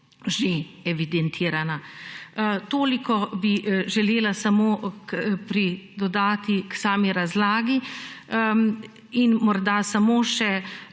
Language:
Slovenian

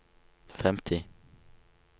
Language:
Norwegian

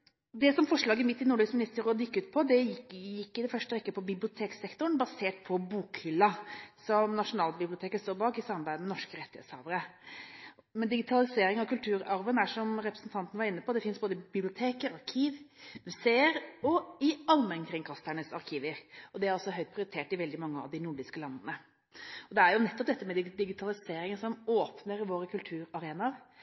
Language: Norwegian Bokmål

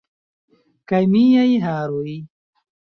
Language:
Esperanto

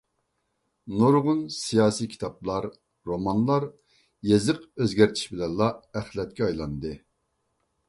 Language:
Uyghur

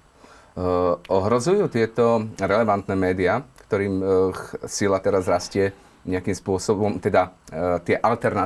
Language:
Slovak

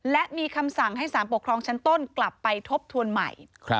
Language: Thai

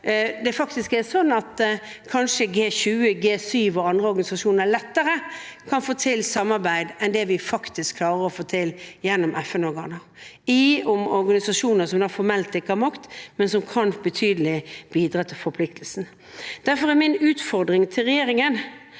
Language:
Norwegian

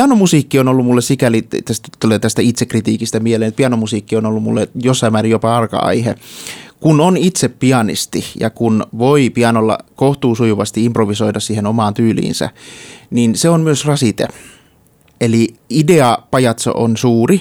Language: Finnish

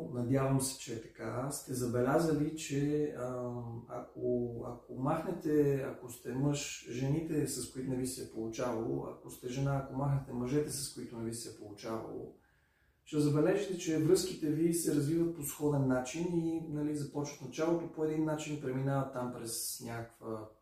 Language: Bulgarian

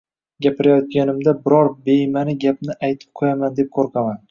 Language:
Uzbek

